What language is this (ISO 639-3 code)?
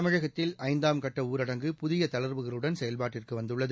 tam